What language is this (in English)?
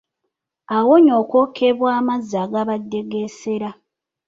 Ganda